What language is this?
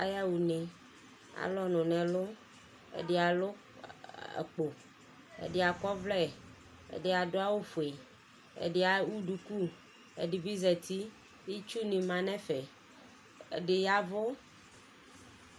Ikposo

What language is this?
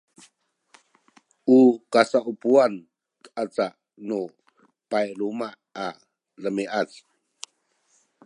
Sakizaya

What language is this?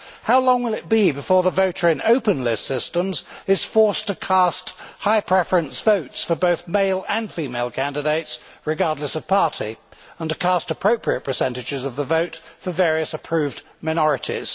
English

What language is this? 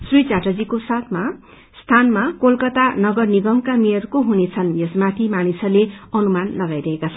Nepali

